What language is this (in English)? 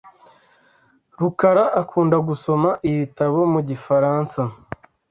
Kinyarwanda